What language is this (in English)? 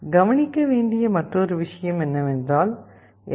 Tamil